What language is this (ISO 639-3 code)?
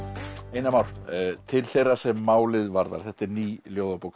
isl